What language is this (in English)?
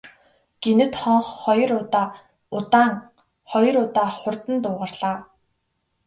Mongolian